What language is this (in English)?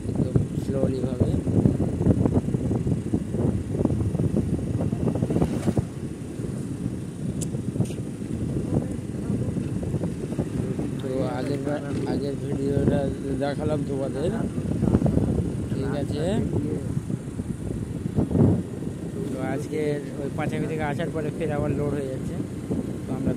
Indonesian